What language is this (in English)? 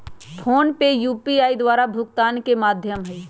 Magahi